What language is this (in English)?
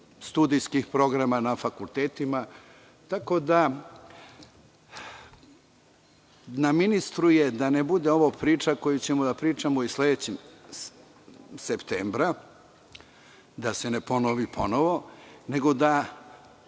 Serbian